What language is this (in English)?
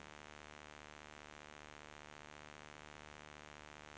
Swedish